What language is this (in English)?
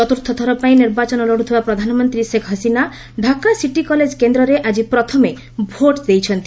Odia